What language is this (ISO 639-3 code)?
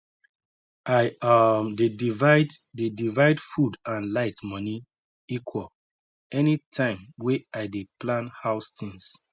pcm